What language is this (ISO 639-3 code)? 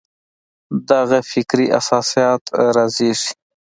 pus